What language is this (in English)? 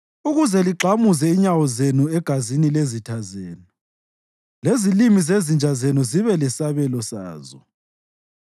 North Ndebele